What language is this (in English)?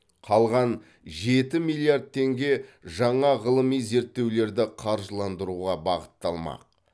Kazakh